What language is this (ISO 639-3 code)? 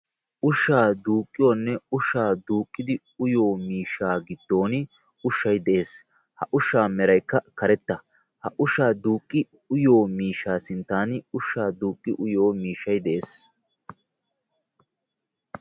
wal